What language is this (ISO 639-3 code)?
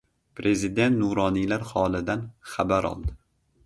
uzb